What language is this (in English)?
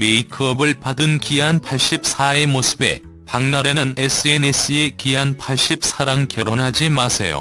Korean